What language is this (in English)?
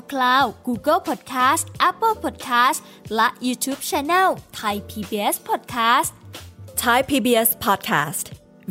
Thai